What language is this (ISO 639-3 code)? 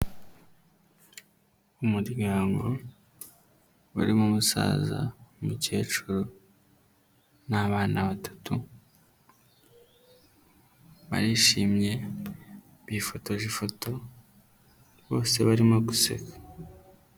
kin